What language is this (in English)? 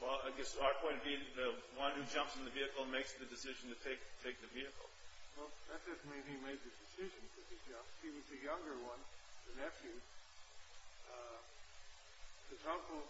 English